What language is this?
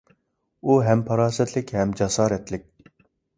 Uyghur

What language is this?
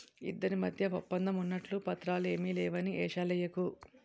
Telugu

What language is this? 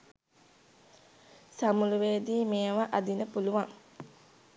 Sinhala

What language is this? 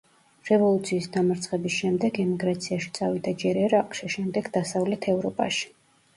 Georgian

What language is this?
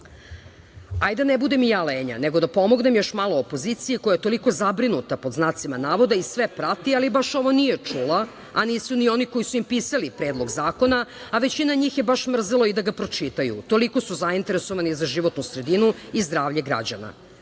Serbian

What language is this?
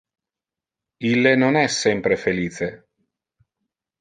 Interlingua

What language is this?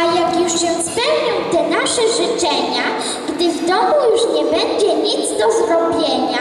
Polish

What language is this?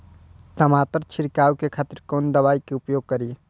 Maithili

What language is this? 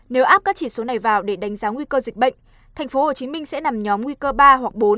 Vietnamese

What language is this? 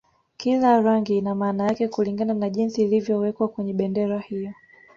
Swahili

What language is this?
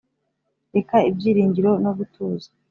Kinyarwanda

